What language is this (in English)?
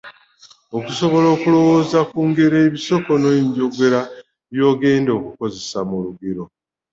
Ganda